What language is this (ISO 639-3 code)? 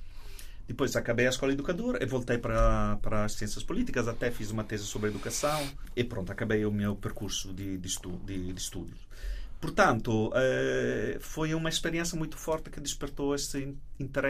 por